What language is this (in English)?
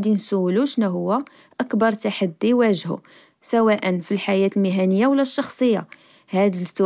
Moroccan Arabic